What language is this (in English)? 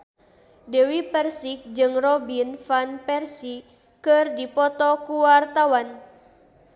Sundanese